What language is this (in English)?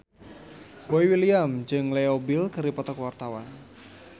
Sundanese